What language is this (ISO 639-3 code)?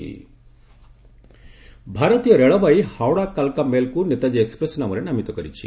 ori